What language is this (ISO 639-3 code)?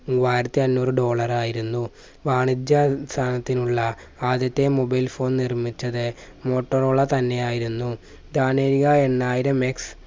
mal